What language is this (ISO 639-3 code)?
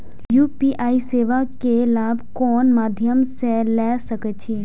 mai